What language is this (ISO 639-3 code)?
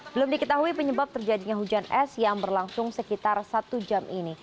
ind